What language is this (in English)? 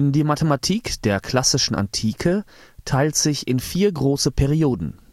German